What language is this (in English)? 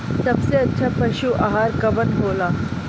Bhojpuri